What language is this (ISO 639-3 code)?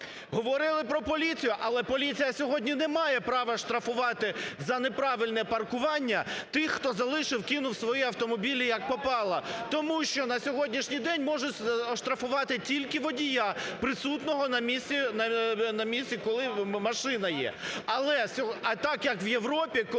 ukr